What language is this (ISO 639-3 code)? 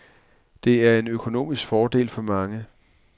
dan